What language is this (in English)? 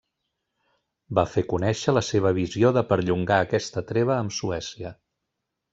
Catalan